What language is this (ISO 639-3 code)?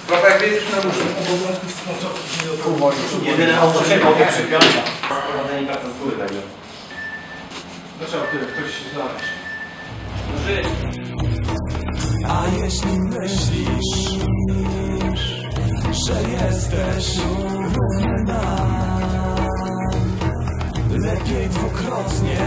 pol